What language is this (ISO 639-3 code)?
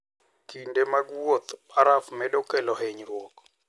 luo